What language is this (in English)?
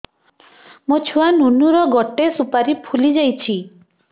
Odia